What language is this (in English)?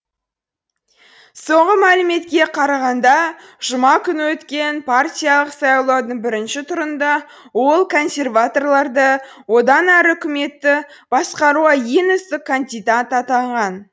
Kazakh